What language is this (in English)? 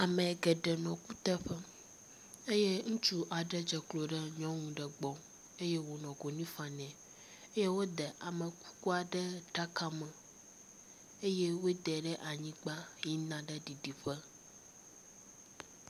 Ewe